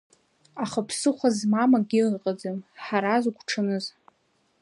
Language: Abkhazian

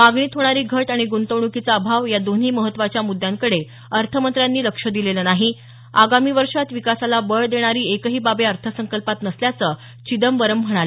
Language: Marathi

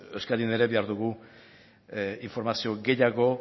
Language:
Basque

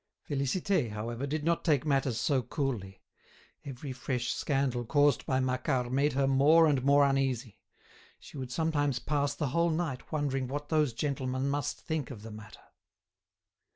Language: English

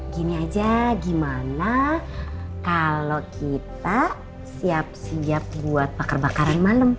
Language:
Indonesian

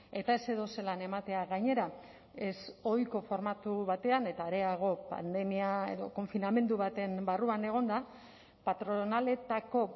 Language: Basque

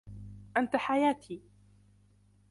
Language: Arabic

